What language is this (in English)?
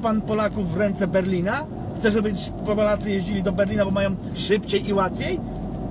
Polish